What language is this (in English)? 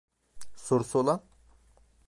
Turkish